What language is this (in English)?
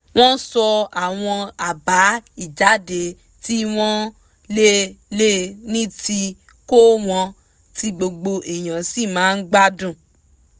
Yoruba